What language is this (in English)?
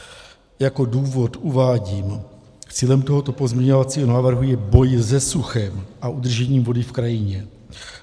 Czech